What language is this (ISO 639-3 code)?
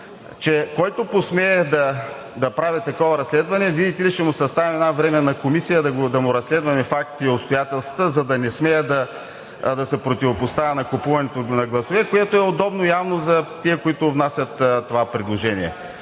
bul